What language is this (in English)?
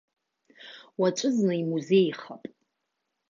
Abkhazian